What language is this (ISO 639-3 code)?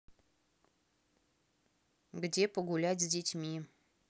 rus